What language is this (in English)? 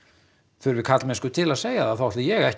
Icelandic